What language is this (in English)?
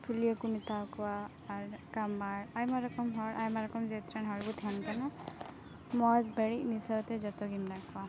Santali